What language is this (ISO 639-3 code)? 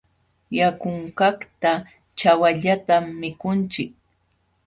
qxw